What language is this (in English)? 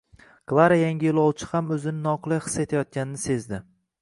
Uzbek